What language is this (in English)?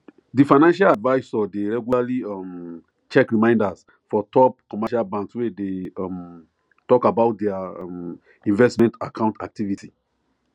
Nigerian Pidgin